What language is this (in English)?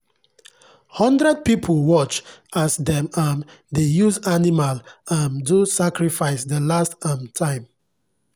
Nigerian Pidgin